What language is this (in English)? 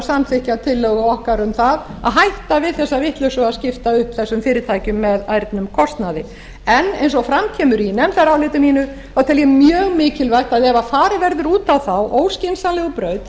Icelandic